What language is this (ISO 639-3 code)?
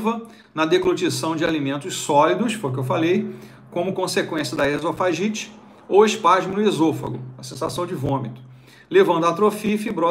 por